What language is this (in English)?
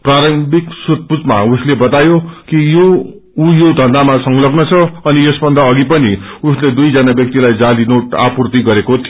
Nepali